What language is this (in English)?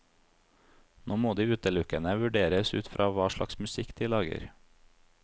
Norwegian